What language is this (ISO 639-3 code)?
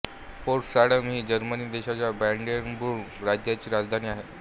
mar